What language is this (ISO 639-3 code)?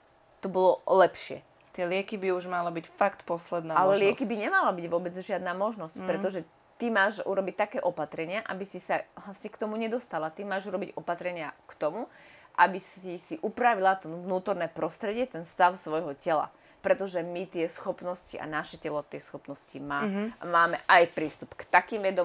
slk